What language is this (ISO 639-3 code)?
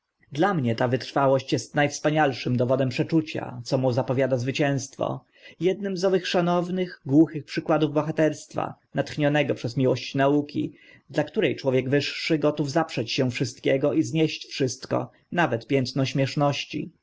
pol